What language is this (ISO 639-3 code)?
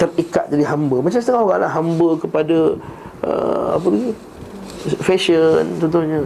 msa